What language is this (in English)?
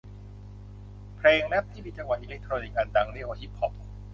Thai